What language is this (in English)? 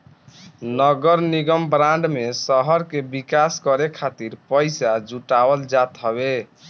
Bhojpuri